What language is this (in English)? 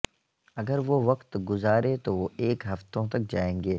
Urdu